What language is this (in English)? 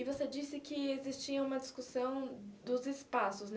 Portuguese